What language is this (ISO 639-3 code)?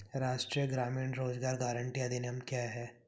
hin